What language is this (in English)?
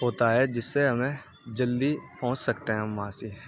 Urdu